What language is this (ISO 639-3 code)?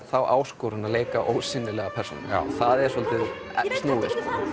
isl